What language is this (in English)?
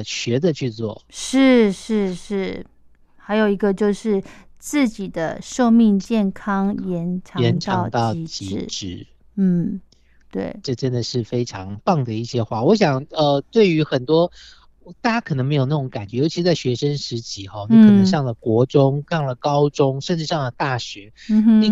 Chinese